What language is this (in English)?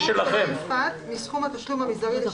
Hebrew